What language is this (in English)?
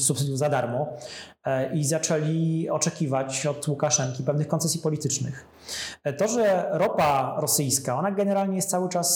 Polish